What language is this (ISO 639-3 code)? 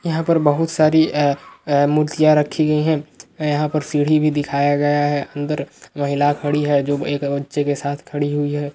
mag